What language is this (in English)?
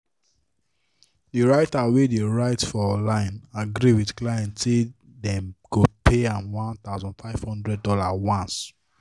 Nigerian Pidgin